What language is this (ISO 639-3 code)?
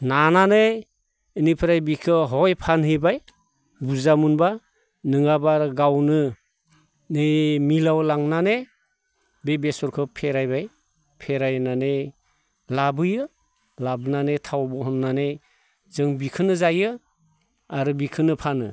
brx